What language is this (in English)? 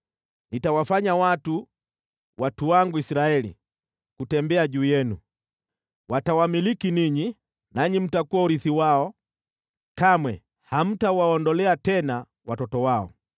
Swahili